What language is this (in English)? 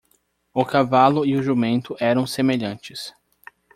Portuguese